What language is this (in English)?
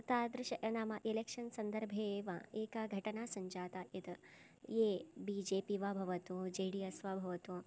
Sanskrit